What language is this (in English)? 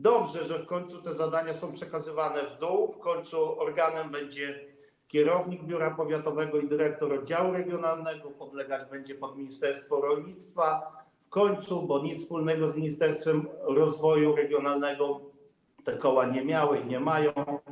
Polish